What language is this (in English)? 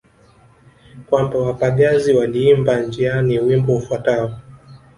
Swahili